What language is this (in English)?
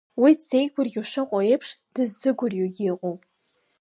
Abkhazian